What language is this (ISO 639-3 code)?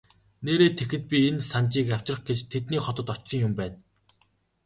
mon